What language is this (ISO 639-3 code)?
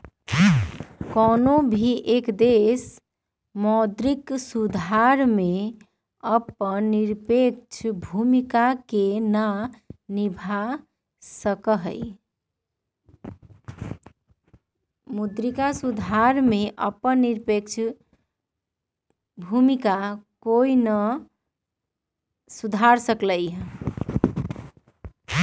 mag